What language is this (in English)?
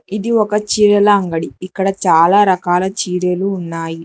Telugu